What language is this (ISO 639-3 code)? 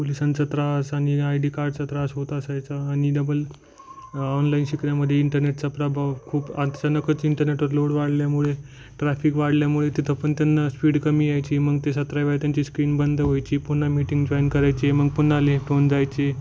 mar